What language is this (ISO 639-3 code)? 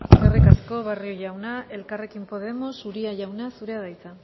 eus